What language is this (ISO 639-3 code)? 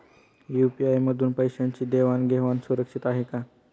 mar